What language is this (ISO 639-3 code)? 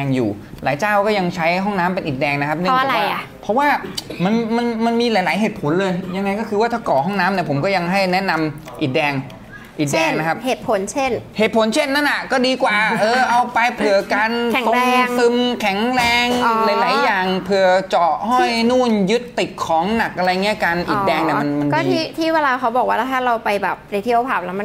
tha